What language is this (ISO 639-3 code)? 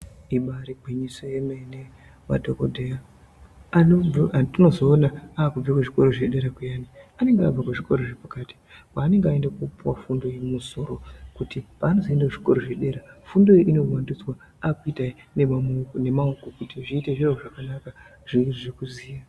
ndc